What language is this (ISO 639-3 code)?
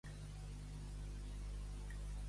cat